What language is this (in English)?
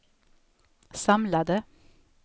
Swedish